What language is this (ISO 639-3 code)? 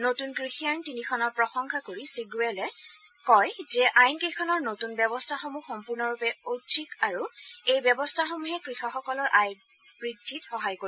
asm